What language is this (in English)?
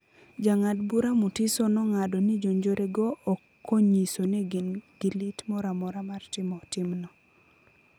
Luo (Kenya and Tanzania)